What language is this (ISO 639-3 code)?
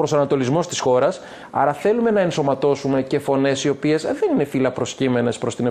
ell